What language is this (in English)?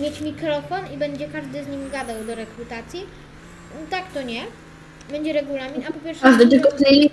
Polish